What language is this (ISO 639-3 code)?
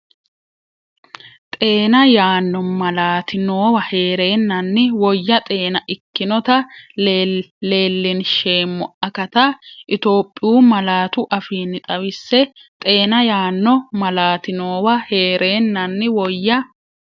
sid